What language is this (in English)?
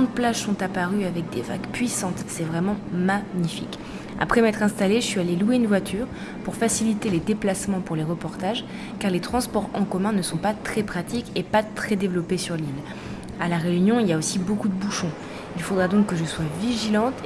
French